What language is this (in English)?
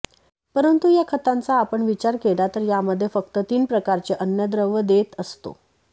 Marathi